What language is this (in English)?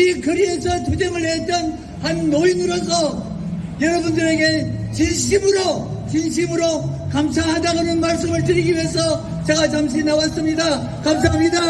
Korean